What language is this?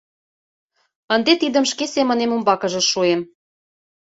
Mari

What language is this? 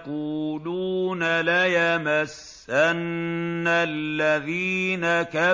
Arabic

